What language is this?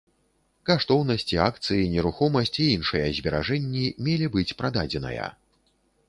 Belarusian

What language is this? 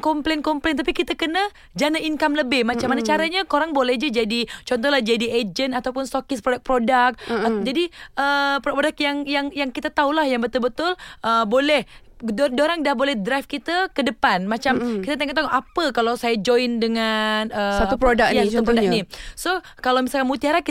Malay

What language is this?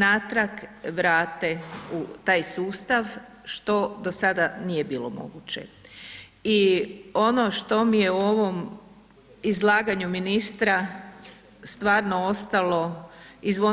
Croatian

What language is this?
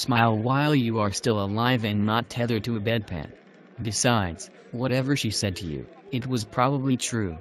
English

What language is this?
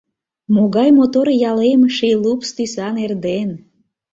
Mari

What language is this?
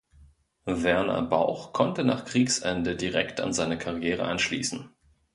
German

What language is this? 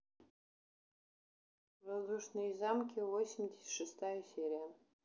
Russian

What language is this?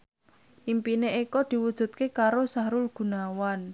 Javanese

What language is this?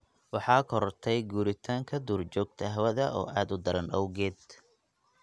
Somali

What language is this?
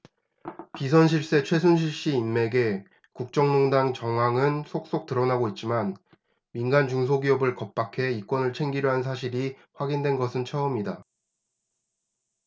Korean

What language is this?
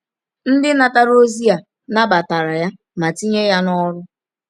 Igbo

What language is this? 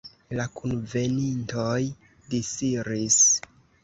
Esperanto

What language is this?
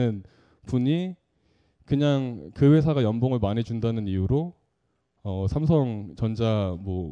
Korean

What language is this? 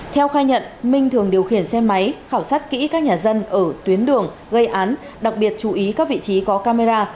Vietnamese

